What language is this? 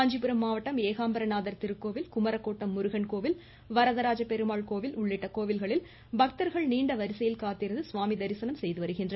Tamil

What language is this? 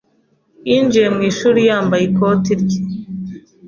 Kinyarwanda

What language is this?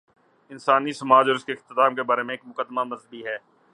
Urdu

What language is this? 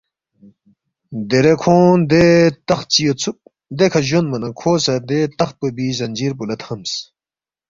Balti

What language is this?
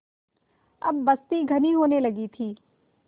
Hindi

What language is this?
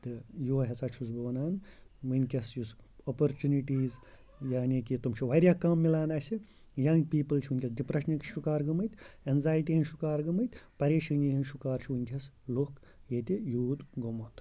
Kashmiri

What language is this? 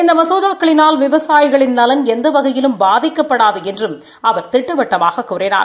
Tamil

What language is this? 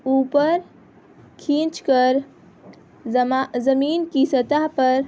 Urdu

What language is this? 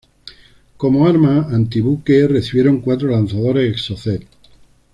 Spanish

